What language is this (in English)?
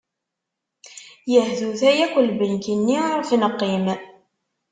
Kabyle